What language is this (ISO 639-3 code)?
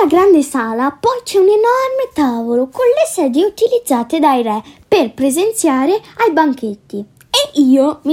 ita